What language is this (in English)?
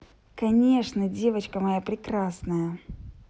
Russian